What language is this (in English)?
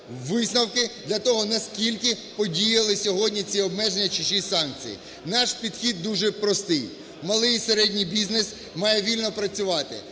Ukrainian